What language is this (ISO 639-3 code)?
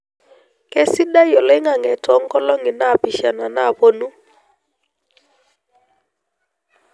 mas